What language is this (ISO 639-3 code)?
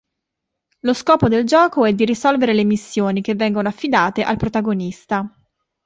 ita